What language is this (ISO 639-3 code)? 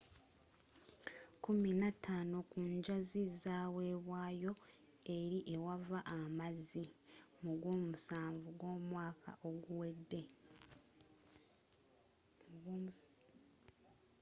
lug